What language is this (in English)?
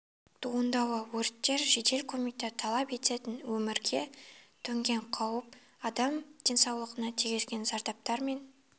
Kazakh